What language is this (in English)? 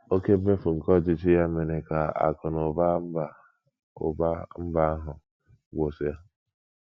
Igbo